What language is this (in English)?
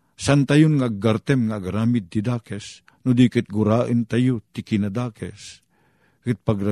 Filipino